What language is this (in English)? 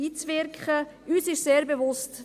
Swiss German